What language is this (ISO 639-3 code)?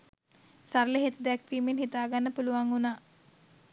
sin